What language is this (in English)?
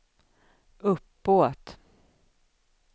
Swedish